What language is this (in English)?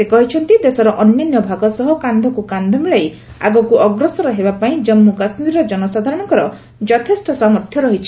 Odia